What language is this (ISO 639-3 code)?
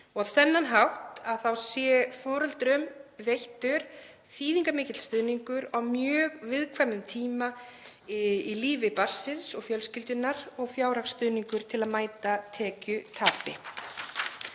isl